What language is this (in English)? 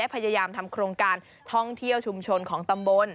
Thai